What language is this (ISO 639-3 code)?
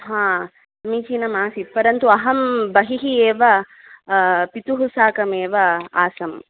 san